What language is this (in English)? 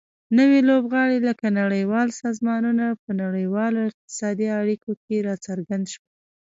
Pashto